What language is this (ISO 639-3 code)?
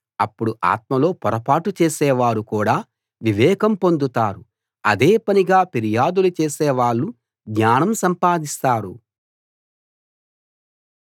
tel